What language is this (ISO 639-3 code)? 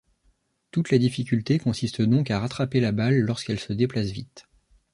fra